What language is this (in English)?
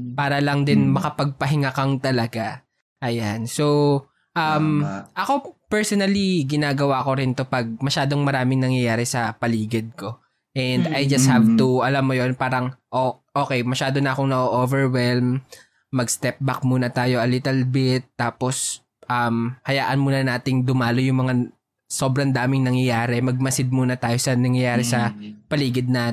Filipino